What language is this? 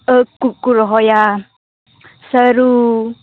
Santali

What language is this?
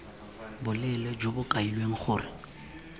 Tswana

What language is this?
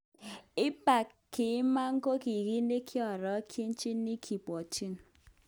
Kalenjin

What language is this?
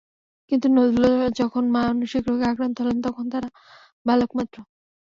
Bangla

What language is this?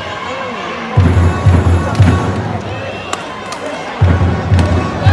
Vietnamese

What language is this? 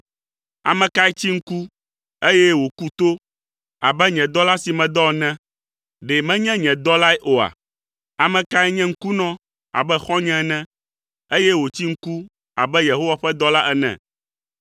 Ewe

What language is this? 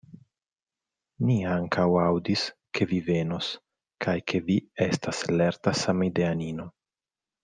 Esperanto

